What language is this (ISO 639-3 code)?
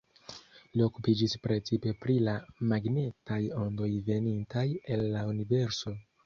epo